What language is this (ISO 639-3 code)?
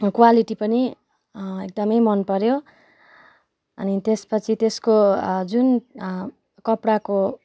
nep